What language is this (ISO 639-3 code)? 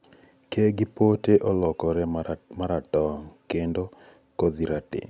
luo